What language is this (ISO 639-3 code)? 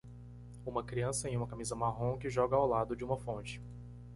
por